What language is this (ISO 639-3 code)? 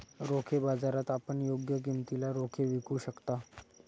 mar